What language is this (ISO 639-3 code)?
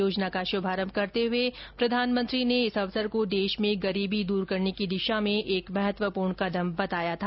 hin